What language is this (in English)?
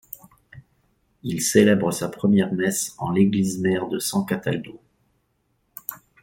French